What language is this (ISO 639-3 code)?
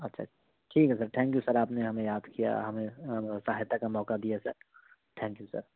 urd